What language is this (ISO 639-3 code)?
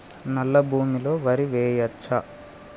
tel